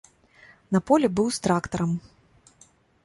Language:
Belarusian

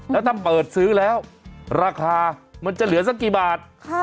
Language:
Thai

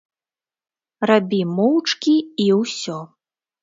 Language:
Belarusian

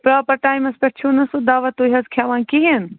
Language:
Kashmiri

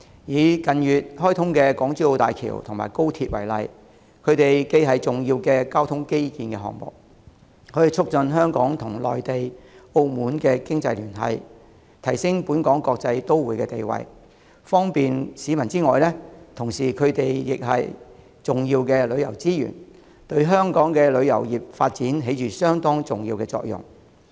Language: Cantonese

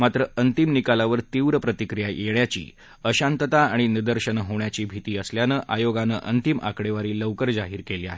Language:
Marathi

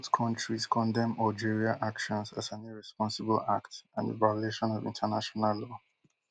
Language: Nigerian Pidgin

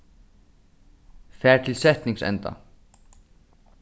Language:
Faroese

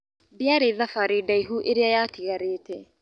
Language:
Kikuyu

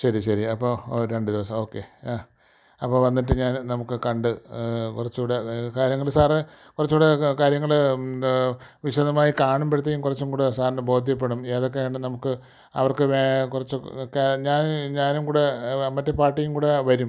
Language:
Malayalam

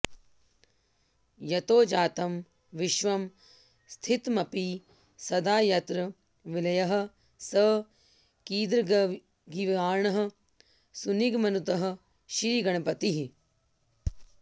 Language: Sanskrit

